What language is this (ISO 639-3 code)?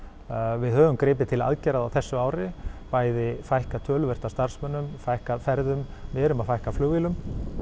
isl